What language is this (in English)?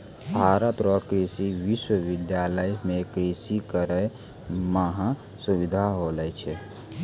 Maithili